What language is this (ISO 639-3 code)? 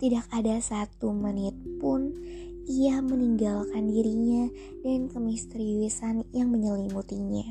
ind